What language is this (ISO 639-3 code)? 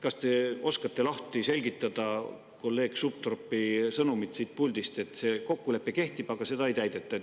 est